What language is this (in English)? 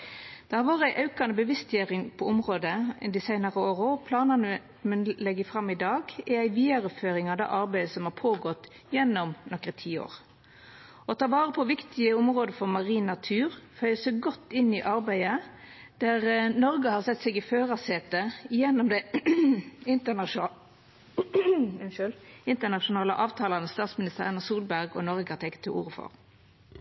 Norwegian Nynorsk